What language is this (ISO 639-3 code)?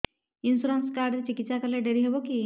ori